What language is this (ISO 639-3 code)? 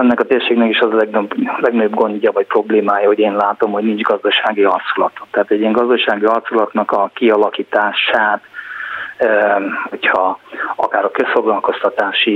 hun